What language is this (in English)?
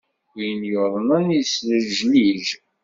Kabyle